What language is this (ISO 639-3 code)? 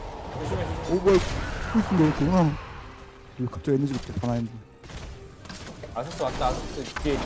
kor